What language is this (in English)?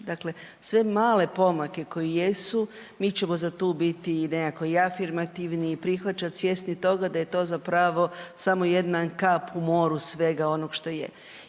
Croatian